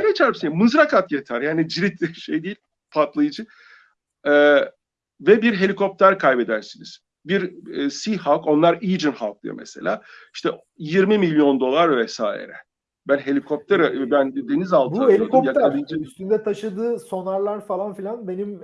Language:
Turkish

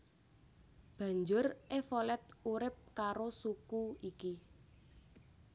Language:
Javanese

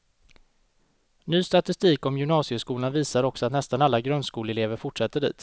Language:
Swedish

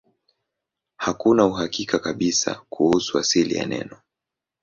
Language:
Swahili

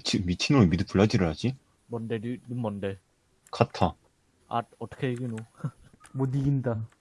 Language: Korean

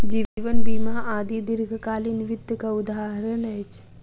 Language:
Maithili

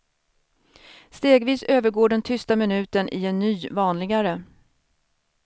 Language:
Swedish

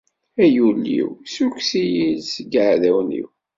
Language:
Kabyle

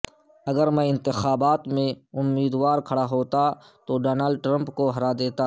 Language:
Urdu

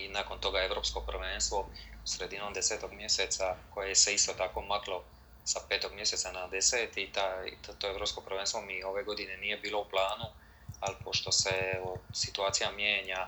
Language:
Croatian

